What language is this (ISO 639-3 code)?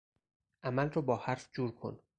fas